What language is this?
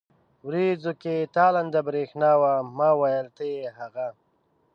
Pashto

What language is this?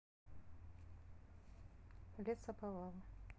Russian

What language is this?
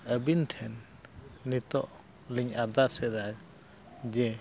Santali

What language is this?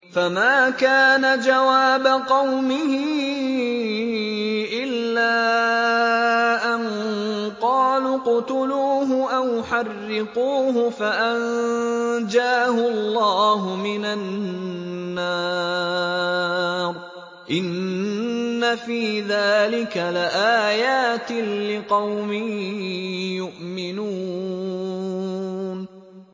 Arabic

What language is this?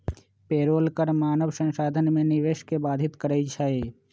Magahi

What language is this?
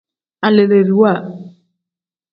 Tem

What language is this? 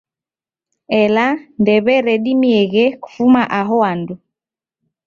Taita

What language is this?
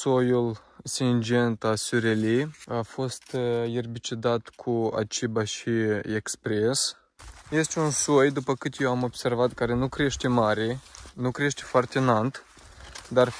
Romanian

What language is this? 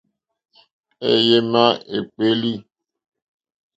Mokpwe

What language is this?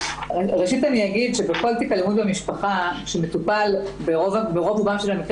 Hebrew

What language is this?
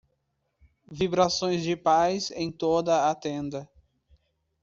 Portuguese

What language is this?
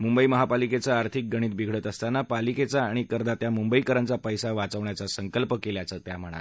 Marathi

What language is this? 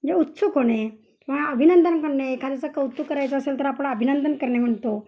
Marathi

